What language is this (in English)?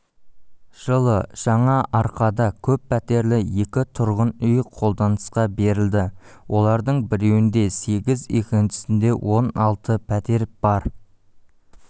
Kazakh